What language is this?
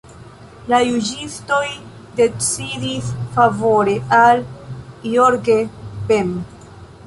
Esperanto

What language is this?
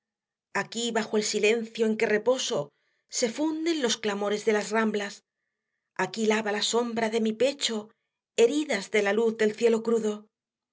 Spanish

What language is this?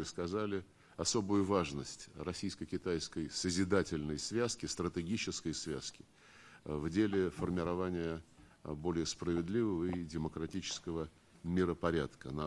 Russian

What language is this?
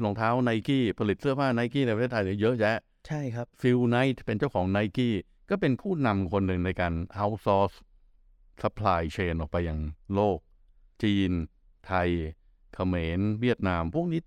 Thai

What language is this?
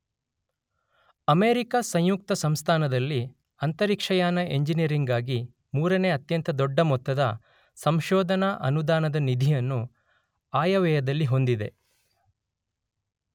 Kannada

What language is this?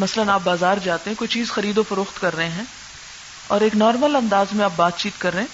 Urdu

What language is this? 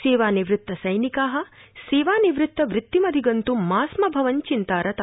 Sanskrit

